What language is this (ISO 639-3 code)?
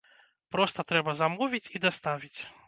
bel